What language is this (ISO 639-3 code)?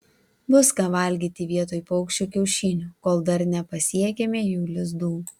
lit